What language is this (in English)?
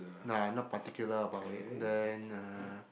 English